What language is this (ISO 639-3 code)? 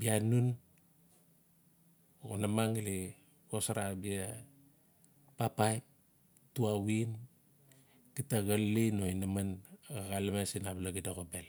ncf